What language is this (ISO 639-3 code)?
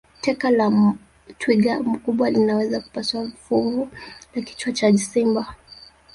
swa